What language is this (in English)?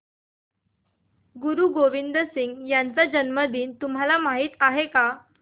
Marathi